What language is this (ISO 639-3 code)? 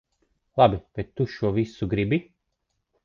lav